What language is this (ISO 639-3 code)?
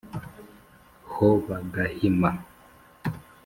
kin